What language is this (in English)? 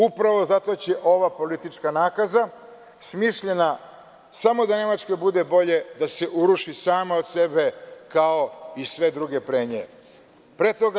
Serbian